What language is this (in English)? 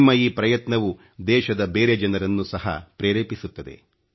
Kannada